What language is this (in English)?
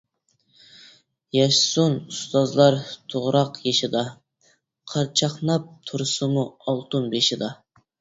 Uyghur